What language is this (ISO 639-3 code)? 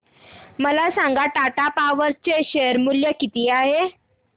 mar